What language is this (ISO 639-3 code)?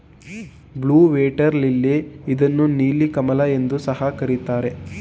kan